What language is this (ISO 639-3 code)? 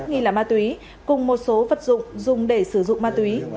vie